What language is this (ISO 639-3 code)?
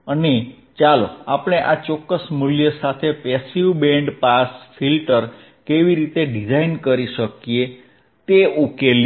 guj